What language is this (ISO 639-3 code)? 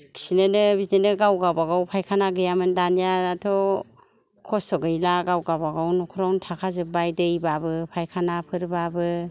brx